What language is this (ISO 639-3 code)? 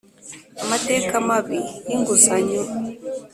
kin